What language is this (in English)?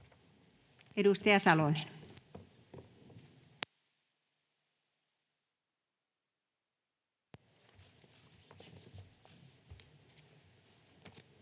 Finnish